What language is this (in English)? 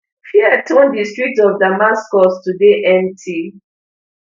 Nigerian Pidgin